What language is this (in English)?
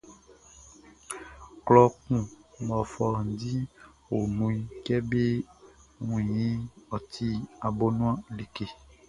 Baoulé